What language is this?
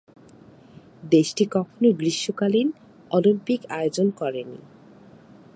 Bangla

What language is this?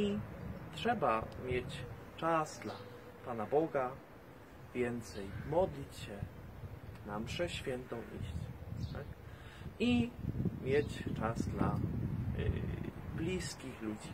Polish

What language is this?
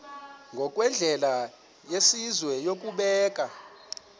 Xhosa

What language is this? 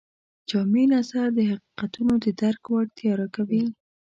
Pashto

